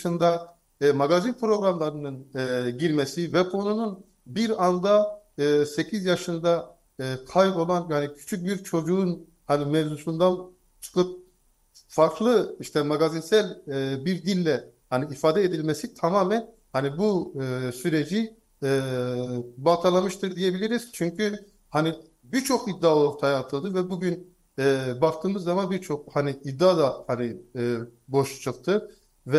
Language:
Turkish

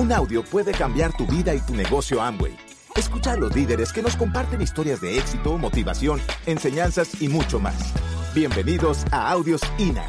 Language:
Spanish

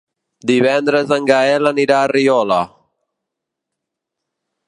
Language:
Catalan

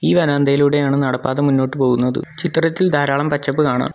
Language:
Malayalam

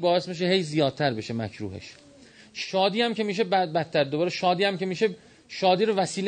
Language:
Persian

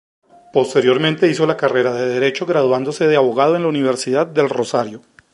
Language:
Spanish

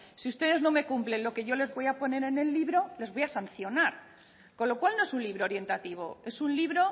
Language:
Spanish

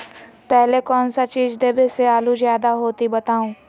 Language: Magahi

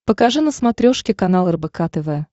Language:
Russian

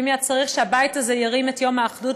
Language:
Hebrew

